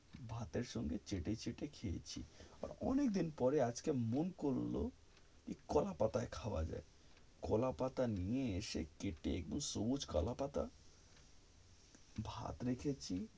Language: Bangla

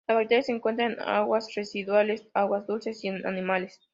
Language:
Spanish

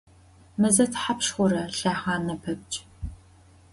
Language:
Adyghe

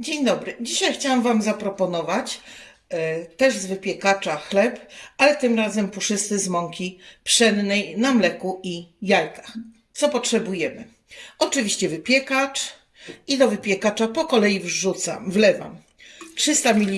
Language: Polish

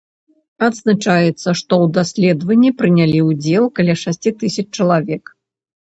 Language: Belarusian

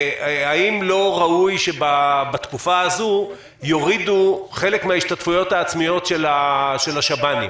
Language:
Hebrew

